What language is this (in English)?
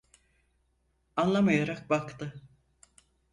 Turkish